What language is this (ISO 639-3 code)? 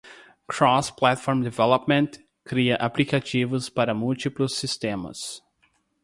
por